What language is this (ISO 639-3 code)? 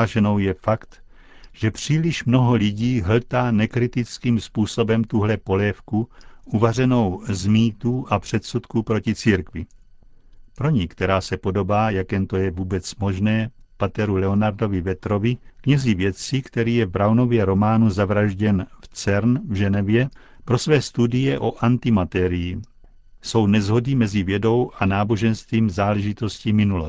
ces